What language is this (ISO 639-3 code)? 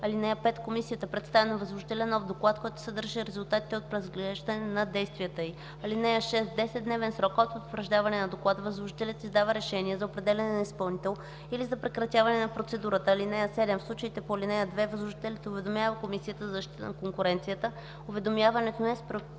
bul